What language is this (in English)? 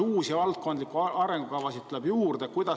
Estonian